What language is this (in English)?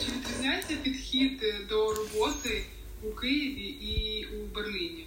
Ukrainian